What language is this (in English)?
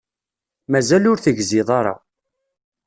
Kabyle